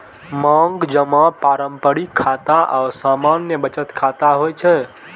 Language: Maithili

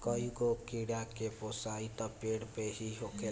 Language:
Bhojpuri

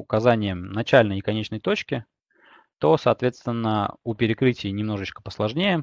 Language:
Russian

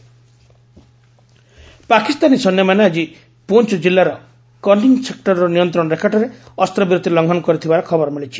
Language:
Odia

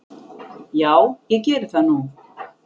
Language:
Icelandic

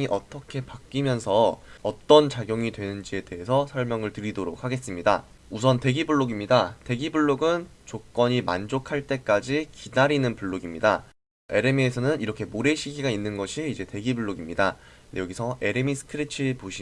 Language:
Korean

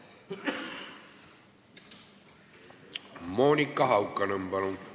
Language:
Estonian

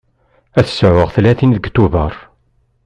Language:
Kabyle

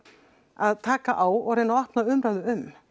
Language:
Icelandic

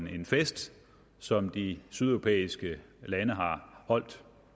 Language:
Danish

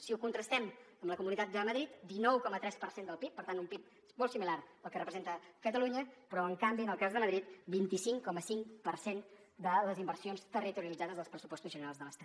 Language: Catalan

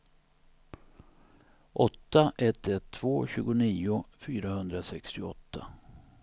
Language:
Swedish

